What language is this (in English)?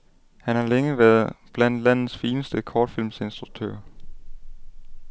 Danish